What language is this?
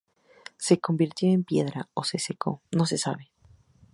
Spanish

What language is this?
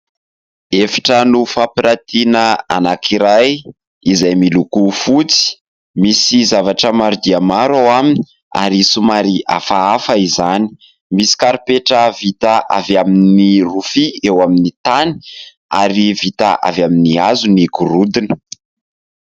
Malagasy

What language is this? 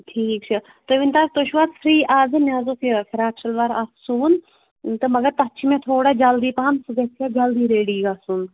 Kashmiri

